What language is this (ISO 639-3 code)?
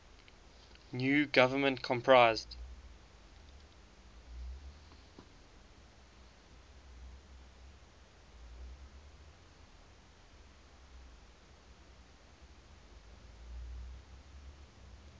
eng